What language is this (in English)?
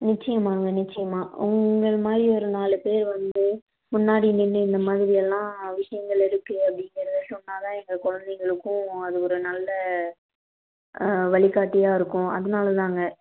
Tamil